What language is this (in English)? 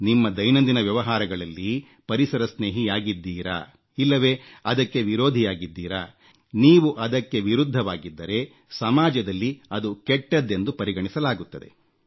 Kannada